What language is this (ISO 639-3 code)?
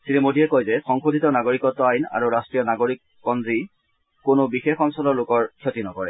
asm